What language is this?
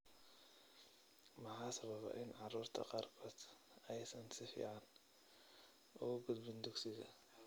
Somali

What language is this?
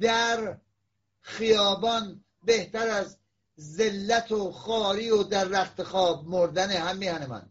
Persian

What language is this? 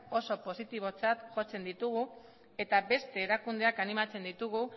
Basque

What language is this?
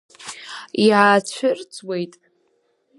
Abkhazian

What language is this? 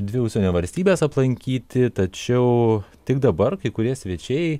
Lithuanian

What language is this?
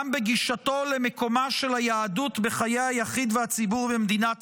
Hebrew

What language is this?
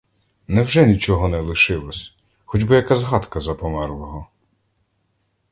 Ukrainian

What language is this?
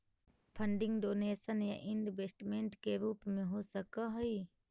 Magahi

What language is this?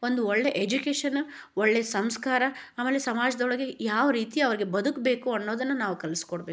Kannada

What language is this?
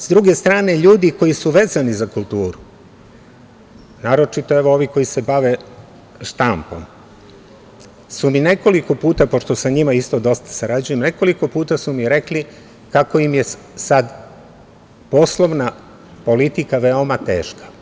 Serbian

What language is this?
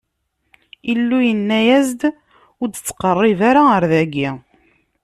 Kabyle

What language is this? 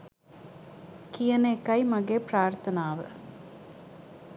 Sinhala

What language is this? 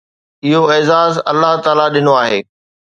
Sindhi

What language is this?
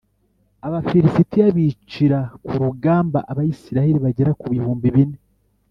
Kinyarwanda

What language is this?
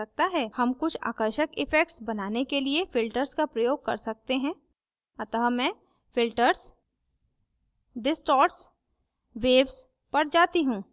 Hindi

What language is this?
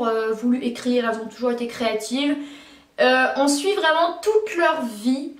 French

